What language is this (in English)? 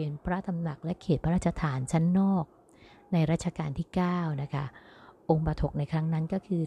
Thai